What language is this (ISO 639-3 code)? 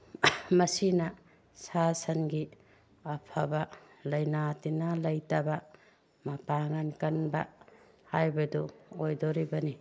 mni